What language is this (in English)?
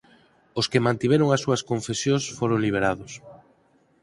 Galician